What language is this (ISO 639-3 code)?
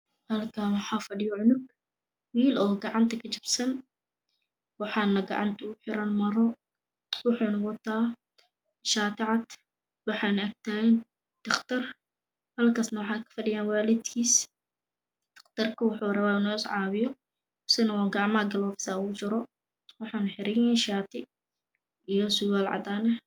som